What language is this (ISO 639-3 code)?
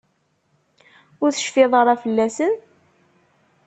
kab